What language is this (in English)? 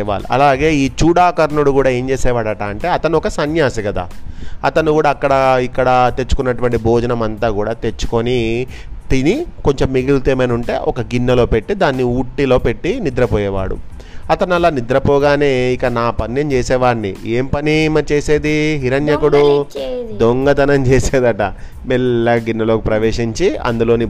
Telugu